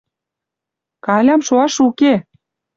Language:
Western Mari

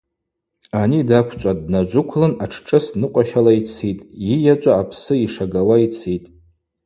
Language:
Abaza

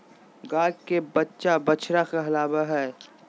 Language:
Magahi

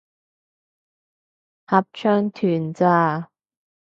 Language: Cantonese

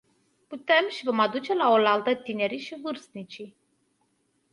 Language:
Romanian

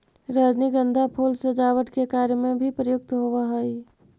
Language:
Magahi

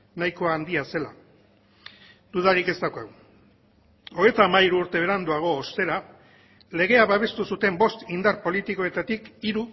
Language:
Basque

